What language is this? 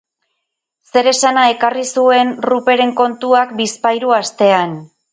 Basque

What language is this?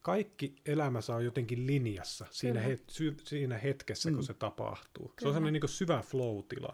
Finnish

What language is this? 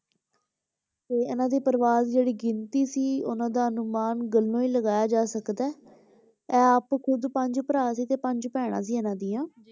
Punjabi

